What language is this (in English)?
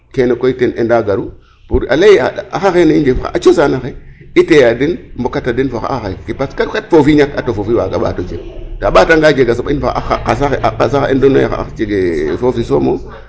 Serer